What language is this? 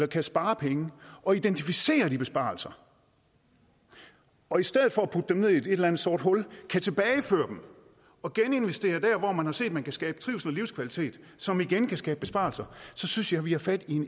Danish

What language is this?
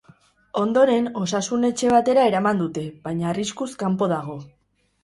Basque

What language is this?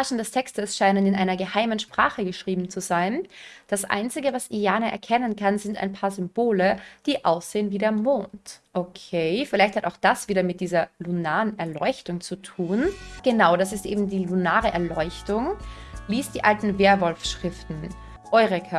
German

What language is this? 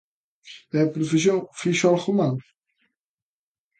Galician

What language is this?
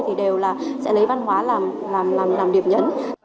Vietnamese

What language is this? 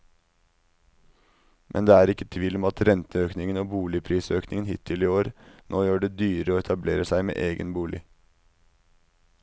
Norwegian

